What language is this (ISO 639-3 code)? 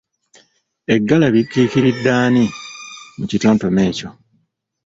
lug